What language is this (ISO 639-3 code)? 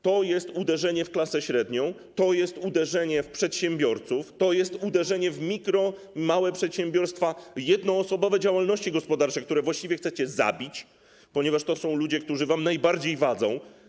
pol